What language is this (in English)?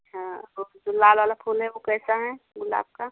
Hindi